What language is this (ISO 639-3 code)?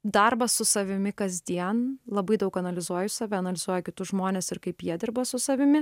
lit